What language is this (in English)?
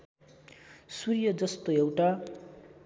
Nepali